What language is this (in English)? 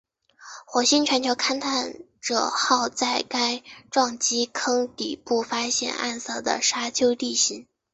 Chinese